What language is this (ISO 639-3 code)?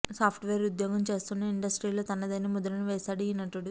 tel